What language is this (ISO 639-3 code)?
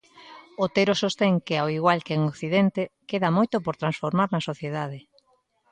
glg